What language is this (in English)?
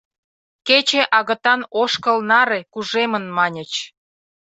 Mari